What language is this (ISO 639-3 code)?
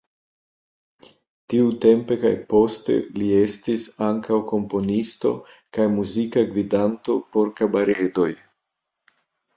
epo